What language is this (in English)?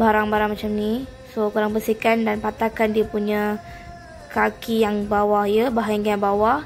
Malay